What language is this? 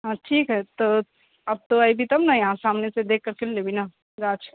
Maithili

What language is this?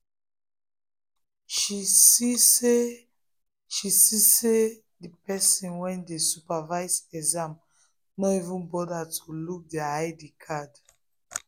Nigerian Pidgin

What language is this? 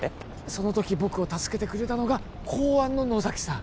Japanese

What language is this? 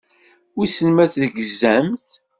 Kabyle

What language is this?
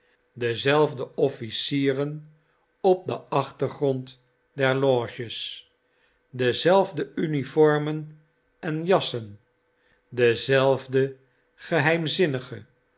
Dutch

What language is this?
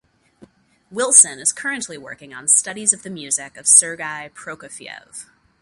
English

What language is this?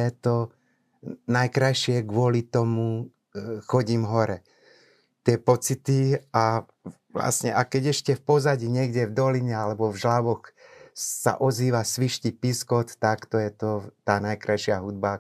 Slovak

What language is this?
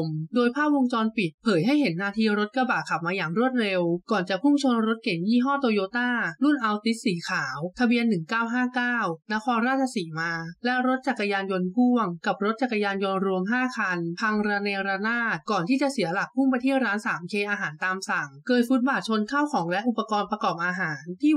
Thai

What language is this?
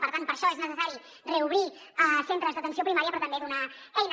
Catalan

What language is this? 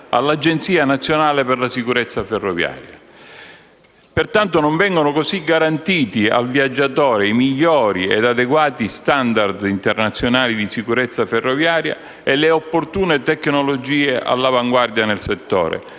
Italian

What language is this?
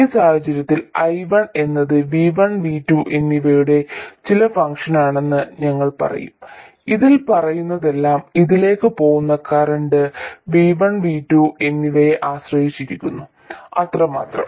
Malayalam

